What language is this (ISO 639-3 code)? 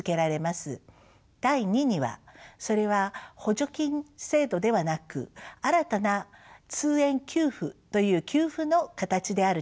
jpn